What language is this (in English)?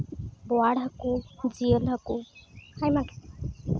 Santali